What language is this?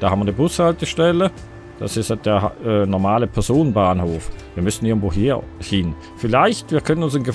German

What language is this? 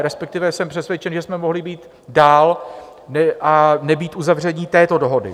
Czech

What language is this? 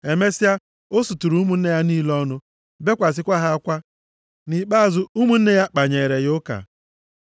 Igbo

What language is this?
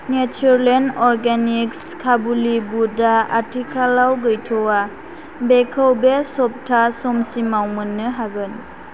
Bodo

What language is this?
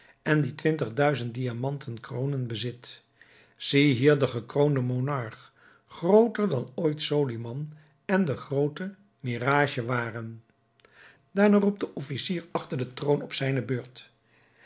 Dutch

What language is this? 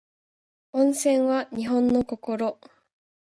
Japanese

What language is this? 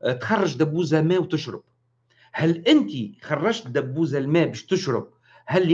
Arabic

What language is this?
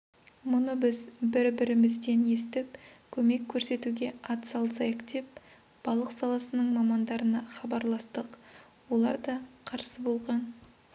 Kazakh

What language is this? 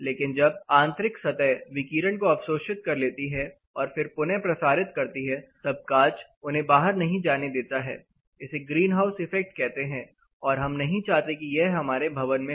Hindi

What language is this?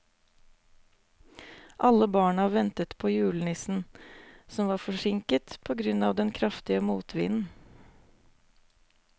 Norwegian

